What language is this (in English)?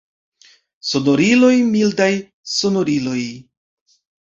Esperanto